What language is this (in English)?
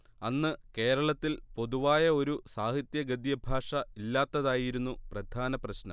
Malayalam